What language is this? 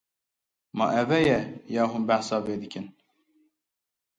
Kurdish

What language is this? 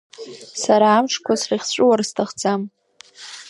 Abkhazian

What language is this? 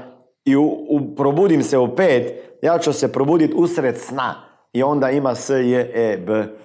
Croatian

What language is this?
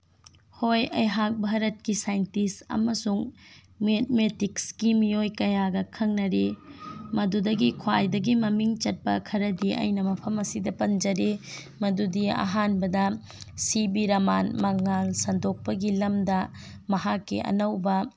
Manipuri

